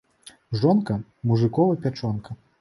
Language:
Belarusian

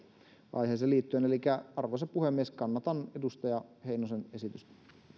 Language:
Finnish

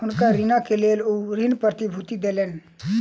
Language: Maithili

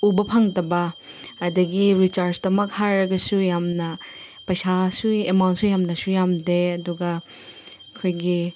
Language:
Manipuri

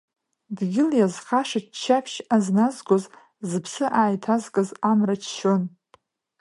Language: Abkhazian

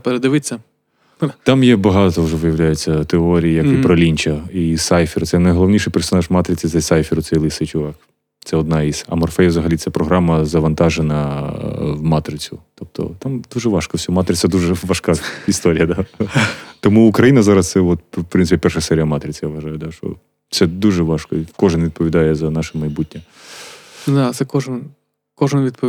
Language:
Ukrainian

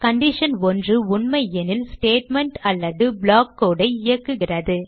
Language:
Tamil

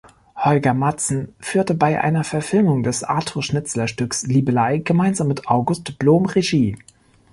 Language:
German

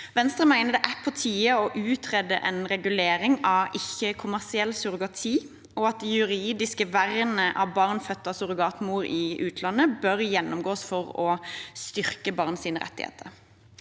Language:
Norwegian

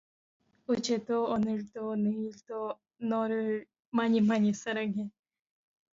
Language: Korean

